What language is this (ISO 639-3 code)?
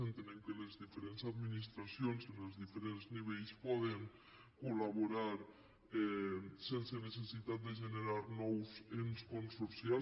cat